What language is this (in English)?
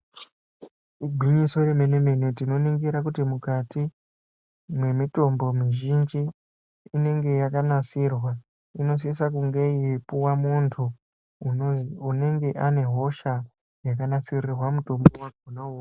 Ndau